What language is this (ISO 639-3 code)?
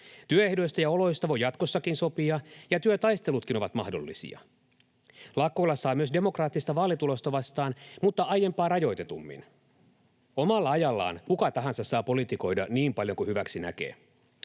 fin